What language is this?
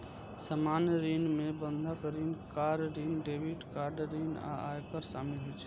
Maithili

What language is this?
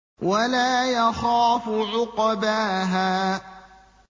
Arabic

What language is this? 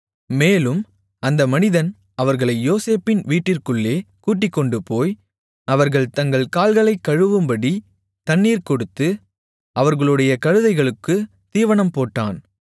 Tamil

